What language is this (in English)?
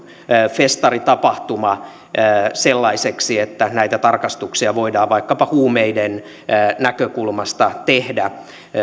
Finnish